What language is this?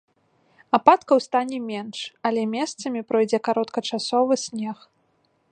Belarusian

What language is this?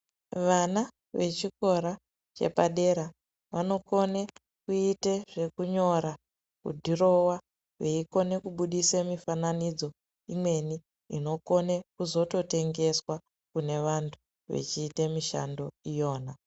Ndau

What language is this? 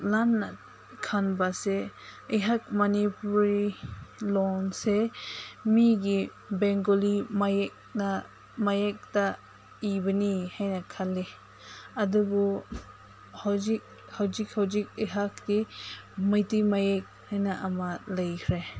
Manipuri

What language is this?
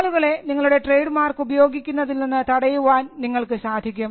Malayalam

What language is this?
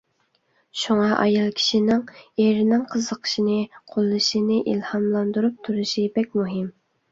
Uyghur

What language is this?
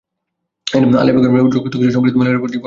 Bangla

